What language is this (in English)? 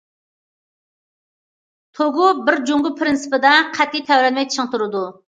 Uyghur